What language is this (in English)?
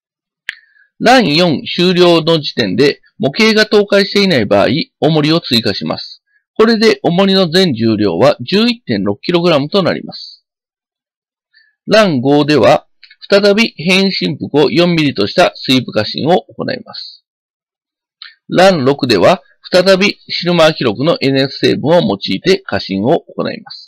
Japanese